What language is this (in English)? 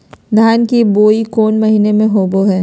Magahi